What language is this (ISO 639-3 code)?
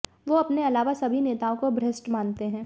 hin